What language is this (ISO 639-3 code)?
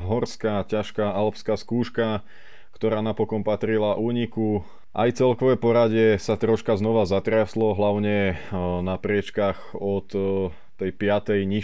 slk